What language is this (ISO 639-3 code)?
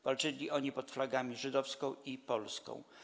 pol